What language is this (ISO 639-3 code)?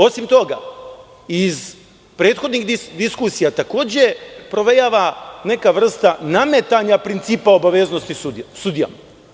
srp